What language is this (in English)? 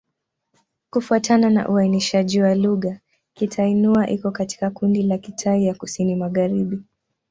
Swahili